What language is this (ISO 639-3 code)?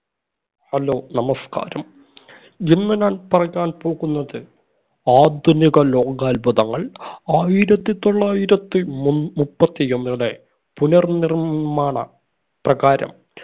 mal